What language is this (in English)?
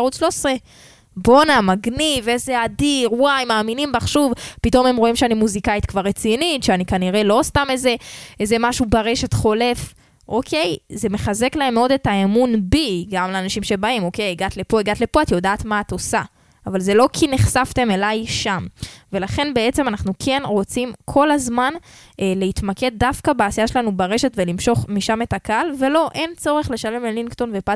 Hebrew